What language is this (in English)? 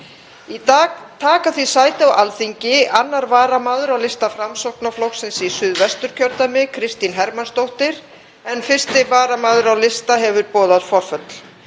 Icelandic